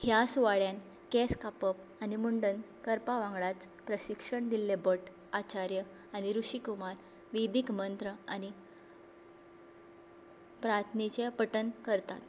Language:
Konkani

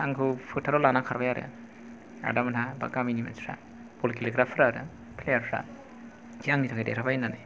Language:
Bodo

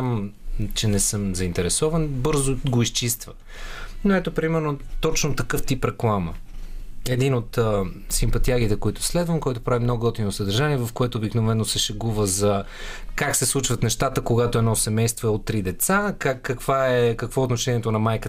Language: Bulgarian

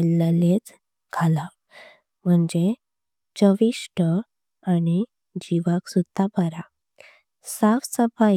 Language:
Konkani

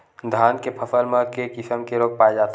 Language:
Chhattisgarhi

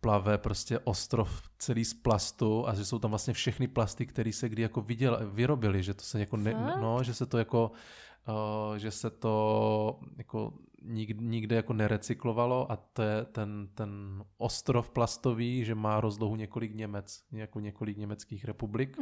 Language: Czech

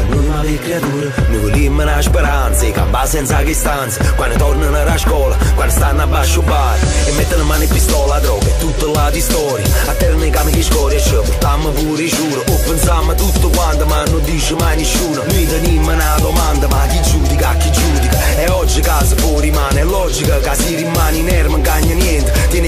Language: Persian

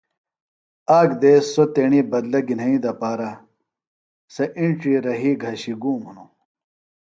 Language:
Phalura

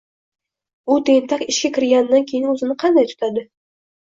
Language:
Uzbek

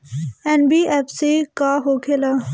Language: Bhojpuri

